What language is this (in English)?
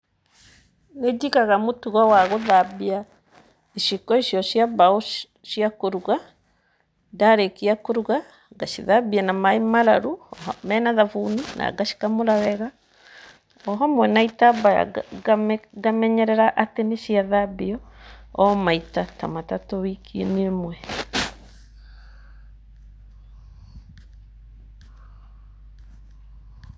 Kikuyu